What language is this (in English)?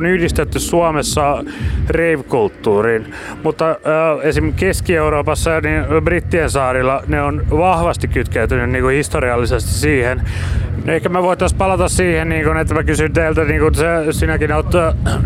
Finnish